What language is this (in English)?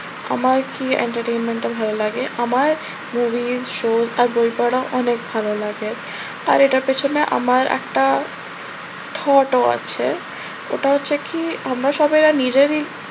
Bangla